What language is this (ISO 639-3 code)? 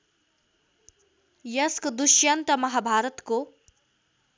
nep